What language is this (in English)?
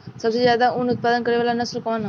Bhojpuri